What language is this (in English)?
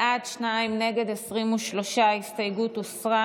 Hebrew